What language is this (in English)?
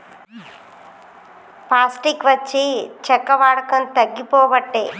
Telugu